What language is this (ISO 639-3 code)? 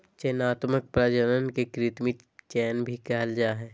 mag